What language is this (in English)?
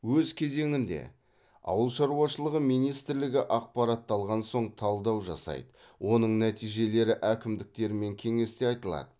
Kazakh